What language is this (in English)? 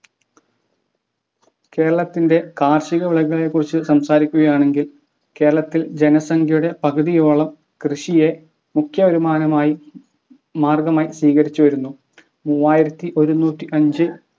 Malayalam